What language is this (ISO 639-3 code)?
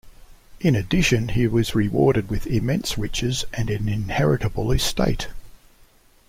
eng